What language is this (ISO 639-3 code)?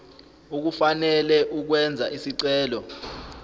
zul